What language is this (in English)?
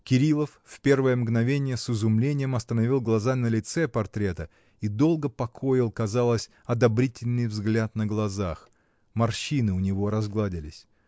Russian